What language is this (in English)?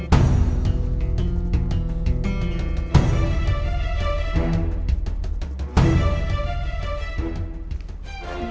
Indonesian